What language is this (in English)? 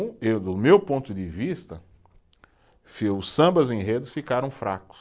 Portuguese